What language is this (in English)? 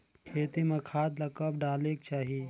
Chhattisgarhi